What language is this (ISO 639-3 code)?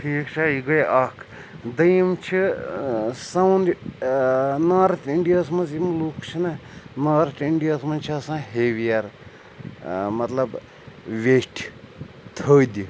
kas